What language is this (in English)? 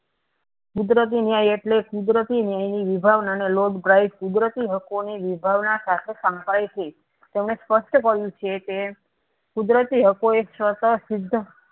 Gujarati